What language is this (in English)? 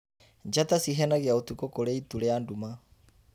Kikuyu